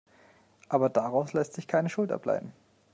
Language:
German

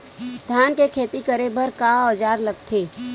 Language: Chhattisgarhi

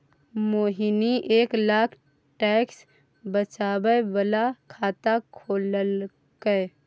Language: Maithili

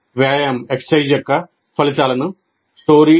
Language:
Telugu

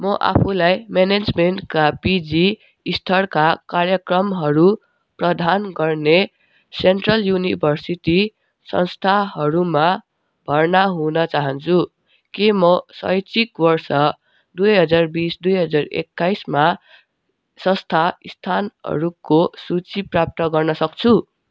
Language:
Nepali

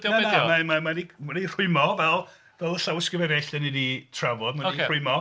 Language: Welsh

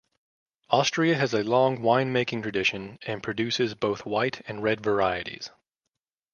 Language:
English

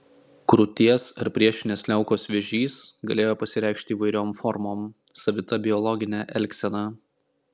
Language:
Lithuanian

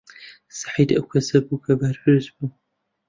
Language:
Central Kurdish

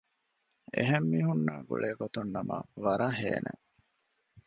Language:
Divehi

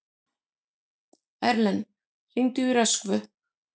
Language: Icelandic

